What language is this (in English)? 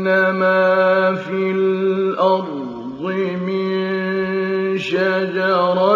Arabic